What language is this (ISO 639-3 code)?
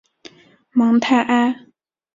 zho